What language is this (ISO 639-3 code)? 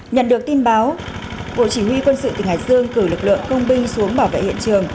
vie